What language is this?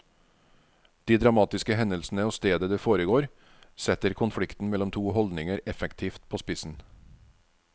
Norwegian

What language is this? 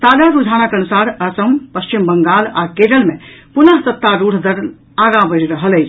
Maithili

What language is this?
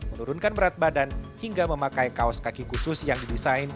Indonesian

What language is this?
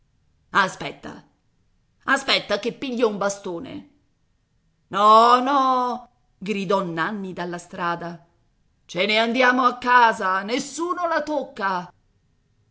Italian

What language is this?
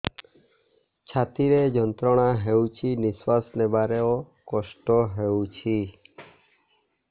Odia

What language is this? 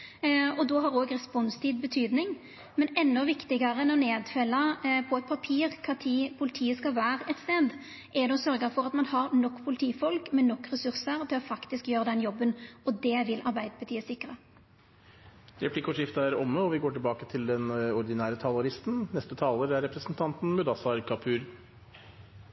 Norwegian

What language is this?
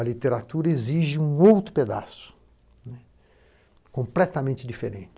Portuguese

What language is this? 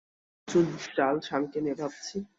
Bangla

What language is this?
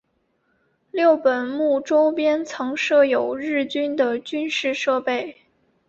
Chinese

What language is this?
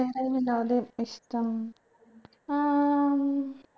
Malayalam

